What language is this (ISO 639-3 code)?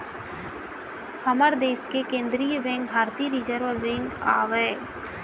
hne